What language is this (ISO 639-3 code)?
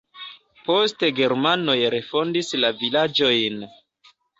epo